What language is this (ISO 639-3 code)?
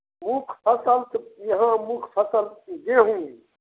mai